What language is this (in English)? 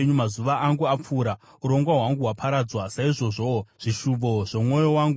Shona